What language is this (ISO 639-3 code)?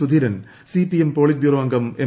mal